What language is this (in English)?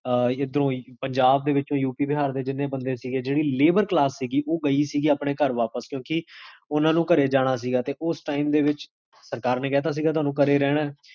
Punjabi